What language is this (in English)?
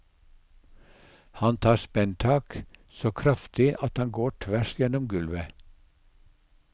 Norwegian